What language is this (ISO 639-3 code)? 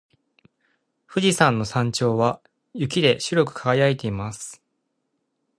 jpn